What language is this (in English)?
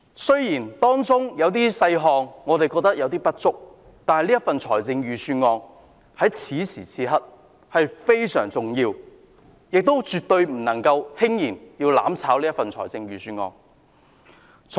Cantonese